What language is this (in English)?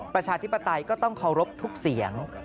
Thai